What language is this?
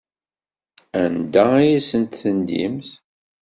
Kabyle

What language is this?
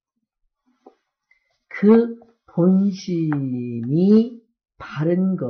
Korean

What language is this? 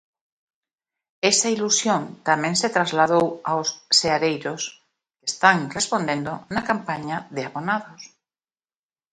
Galician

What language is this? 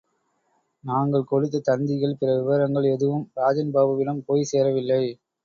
Tamil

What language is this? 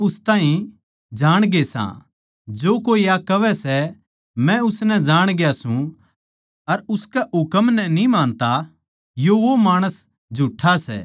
Haryanvi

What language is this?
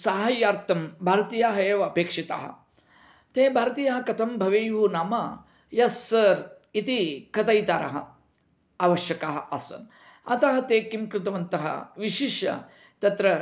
Sanskrit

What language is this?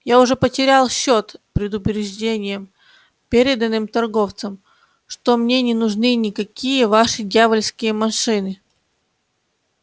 Russian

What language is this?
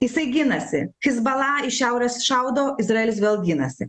Lithuanian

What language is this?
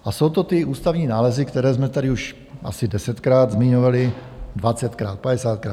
Czech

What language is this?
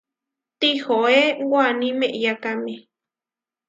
Huarijio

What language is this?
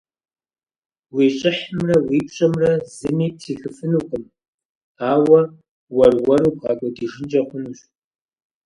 Kabardian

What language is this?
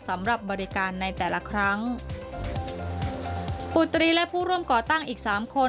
Thai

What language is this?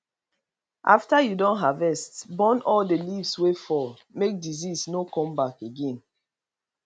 Nigerian Pidgin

